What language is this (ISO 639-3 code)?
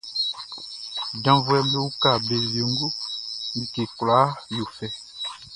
bci